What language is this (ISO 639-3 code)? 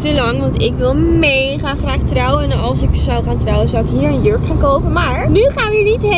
nld